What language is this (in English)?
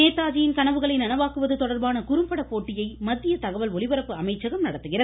Tamil